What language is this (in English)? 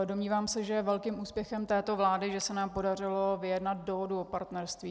Czech